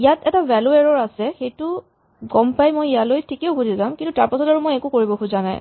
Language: Assamese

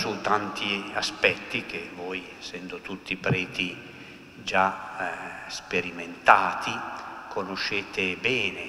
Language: Italian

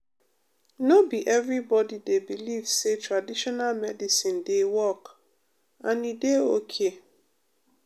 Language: Nigerian Pidgin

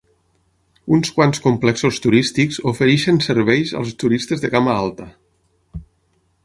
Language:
Catalan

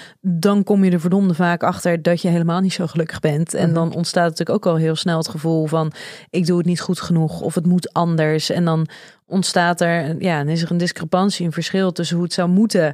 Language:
Dutch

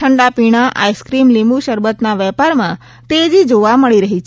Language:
Gujarati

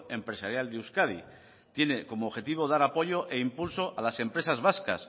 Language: Spanish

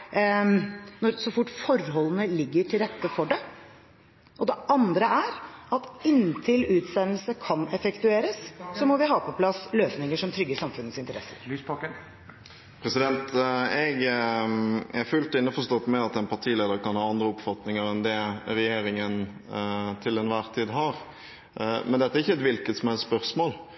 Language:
Norwegian Bokmål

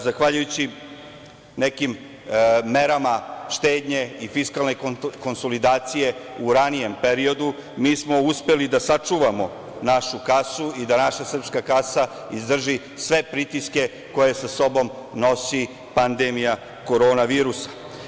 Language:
Serbian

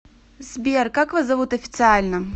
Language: Russian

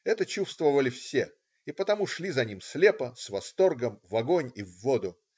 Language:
Russian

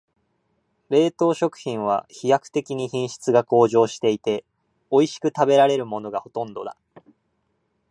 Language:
Japanese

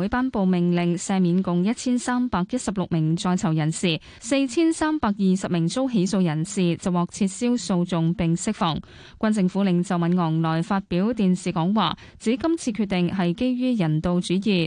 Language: Chinese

